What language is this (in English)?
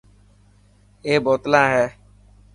Dhatki